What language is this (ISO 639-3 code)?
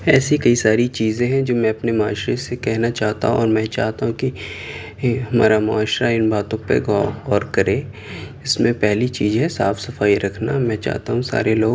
urd